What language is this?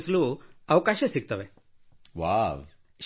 Kannada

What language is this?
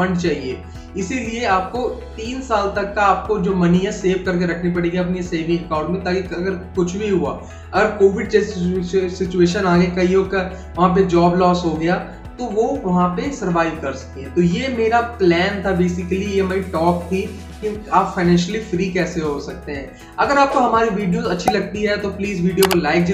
Hindi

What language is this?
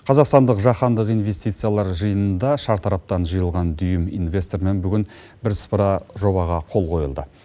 Kazakh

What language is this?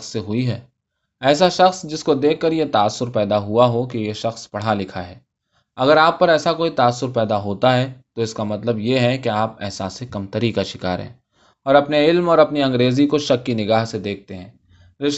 Urdu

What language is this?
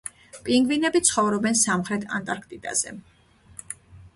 Georgian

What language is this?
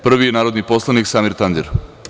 Serbian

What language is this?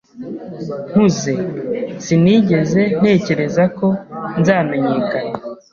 Kinyarwanda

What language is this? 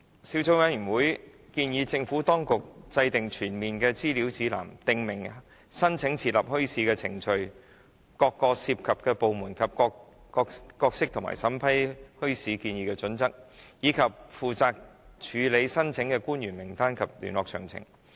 Cantonese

